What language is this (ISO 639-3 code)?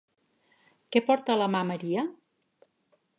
cat